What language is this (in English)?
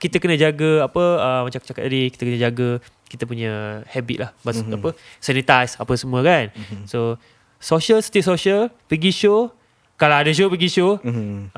Malay